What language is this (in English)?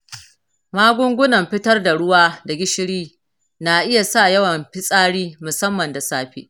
Hausa